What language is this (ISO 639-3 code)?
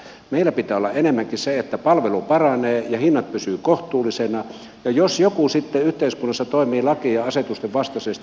fin